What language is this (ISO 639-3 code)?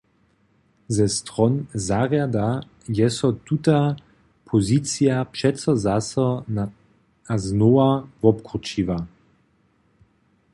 hsb